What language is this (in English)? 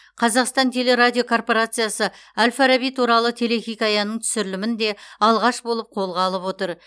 Kazakh